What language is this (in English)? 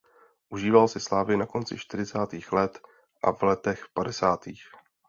Czech